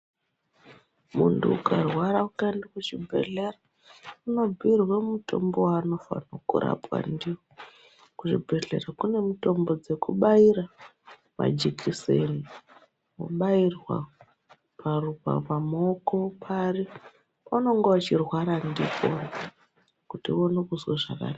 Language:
Ndau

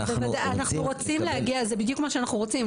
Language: Hebrew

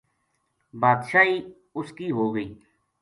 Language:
Gujari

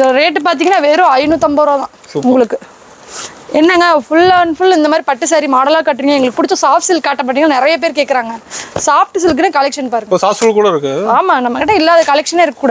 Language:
Tamil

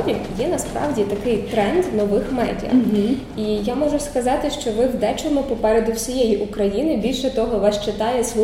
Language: Ukrainian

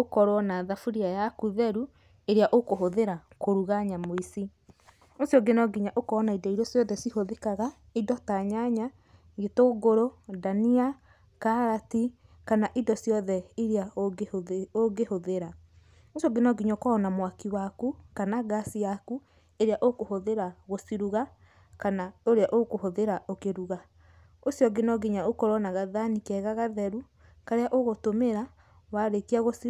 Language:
Kikuyu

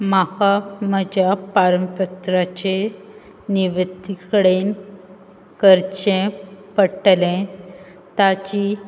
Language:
Konkani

